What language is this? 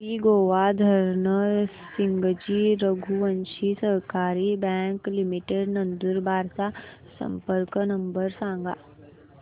Marathi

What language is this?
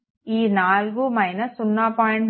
Telugu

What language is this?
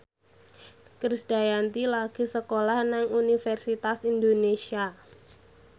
Javanese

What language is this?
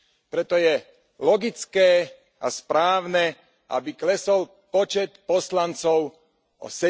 Slovak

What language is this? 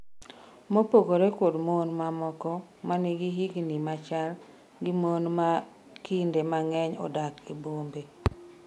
Luo (Kenya and Tanzania)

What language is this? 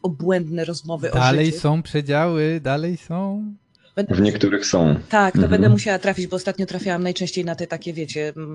Polish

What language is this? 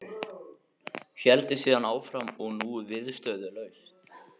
Icelandic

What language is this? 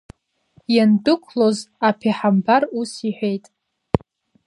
Abkhazian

